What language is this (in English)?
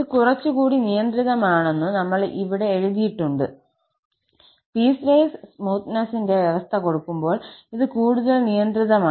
Malayalam